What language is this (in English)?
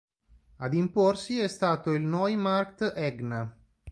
Italian